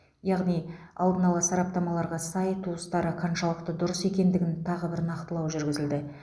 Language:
Kazakh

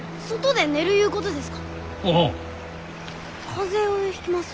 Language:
Japanese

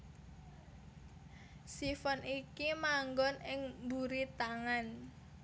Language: Javanese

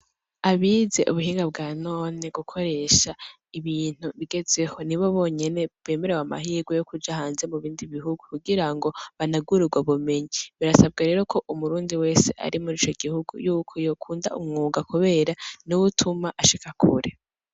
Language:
Rundi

